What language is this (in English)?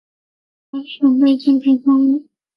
Chinese